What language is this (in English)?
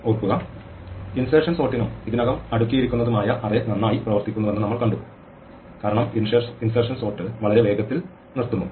Malayalam